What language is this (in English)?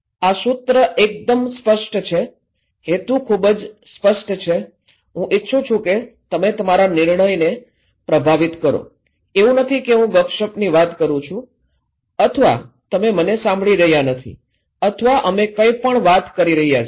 Gujarati